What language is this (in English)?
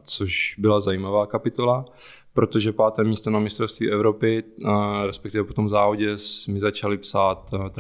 Czech